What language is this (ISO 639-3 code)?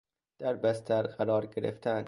fas